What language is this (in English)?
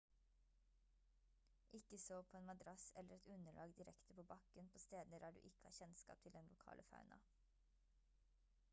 Norwegian Bokmål